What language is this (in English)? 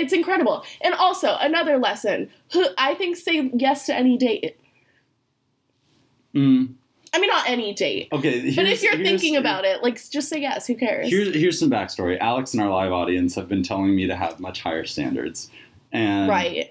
English